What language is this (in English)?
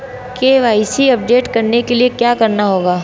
Hindi